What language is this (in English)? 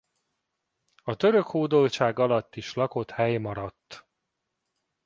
Hungarian